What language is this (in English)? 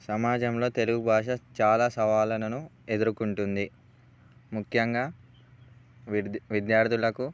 Telugu